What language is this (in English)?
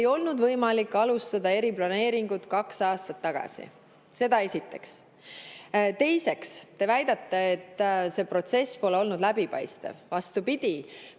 Estonian